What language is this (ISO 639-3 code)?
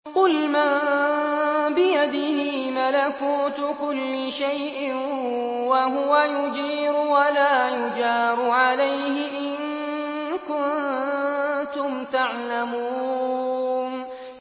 ara